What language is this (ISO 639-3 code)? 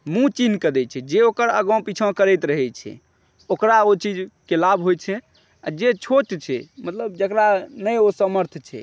mai